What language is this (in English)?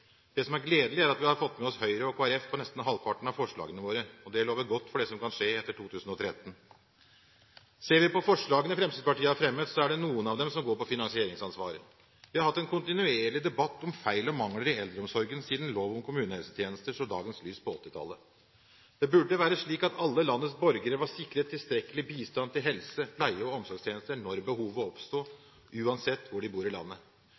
Norwegian Bokmål